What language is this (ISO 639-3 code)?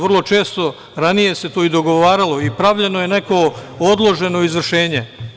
srp